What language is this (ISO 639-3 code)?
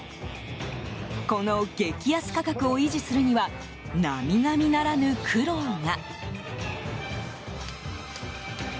jpn